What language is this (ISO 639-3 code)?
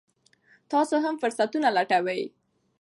pus